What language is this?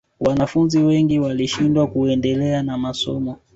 Swahili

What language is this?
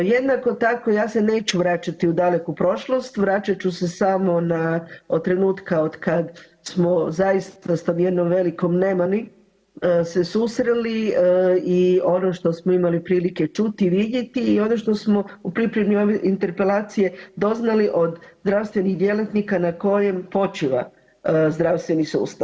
Croatian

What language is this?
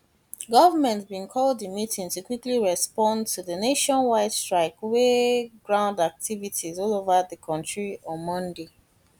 Nigerian Pidgin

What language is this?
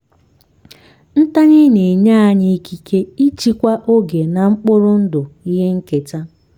Igbo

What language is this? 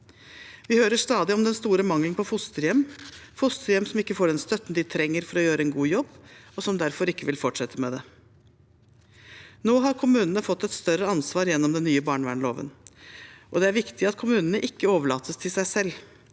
Norwegian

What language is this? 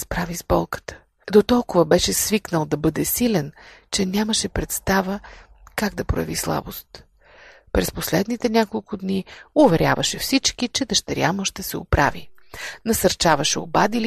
Bulgarian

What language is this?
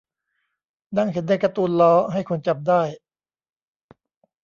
Thai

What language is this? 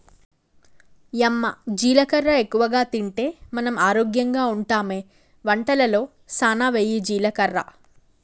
Telugu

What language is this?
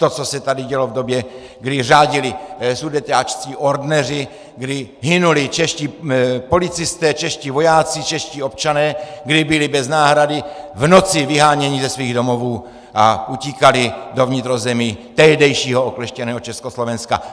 Czech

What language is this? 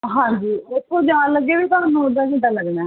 Punjabi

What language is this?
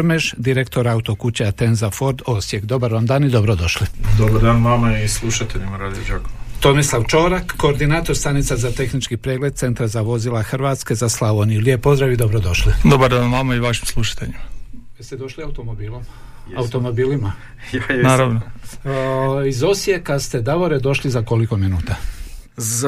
Croatian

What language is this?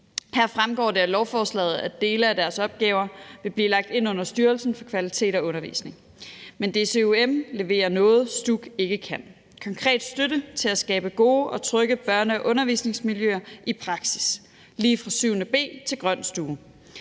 Danish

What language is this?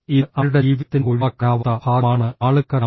Malayalam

